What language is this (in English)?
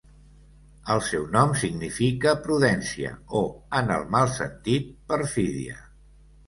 Catalan